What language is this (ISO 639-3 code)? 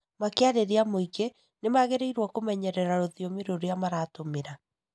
kik